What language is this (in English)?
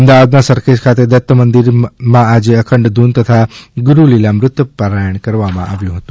Gujarati